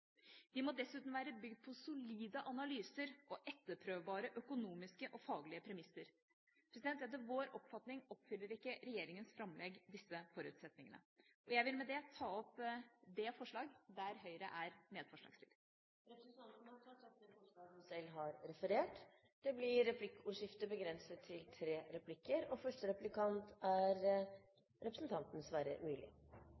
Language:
Norwegian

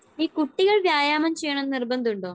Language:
Malayalam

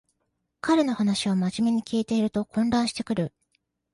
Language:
Japanese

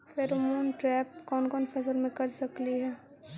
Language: Magahi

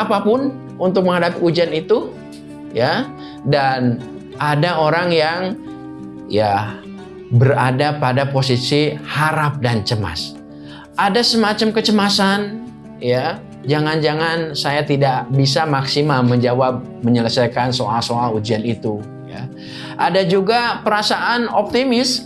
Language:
Indonesian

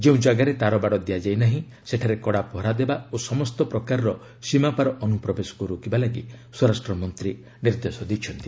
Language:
Odia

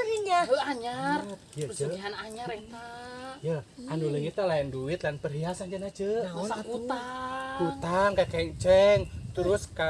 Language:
Indonesian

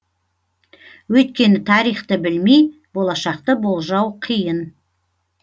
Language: Kazakh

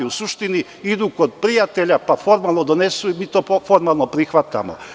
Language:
Serbian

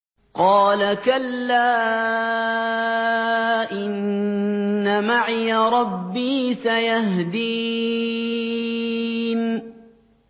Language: Arabic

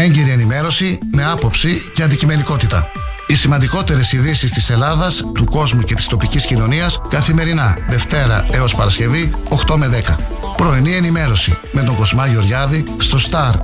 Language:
Greek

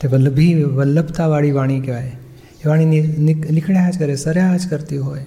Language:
Gujarati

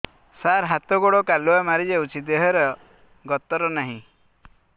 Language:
Odia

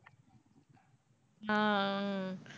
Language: Tamil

